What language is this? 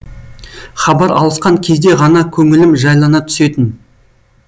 Kazakh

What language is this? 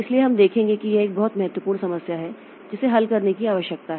Hindi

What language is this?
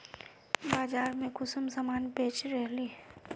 Magahi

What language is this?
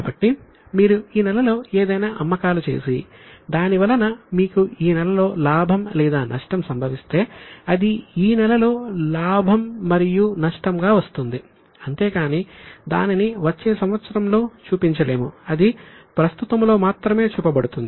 Telugu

